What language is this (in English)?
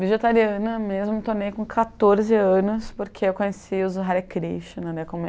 Portuguese